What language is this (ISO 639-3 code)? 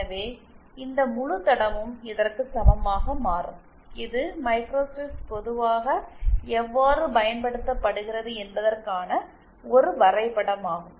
tam